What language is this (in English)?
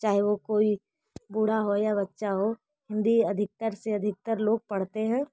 Hindi